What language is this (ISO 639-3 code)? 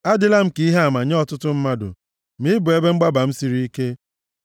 ibo